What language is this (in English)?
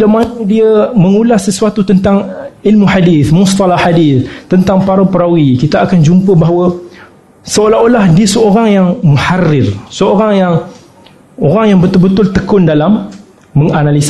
Malay